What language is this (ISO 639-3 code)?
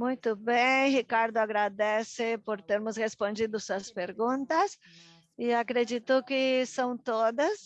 por